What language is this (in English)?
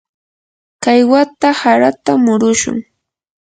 Yanahuanca Pasco Quechua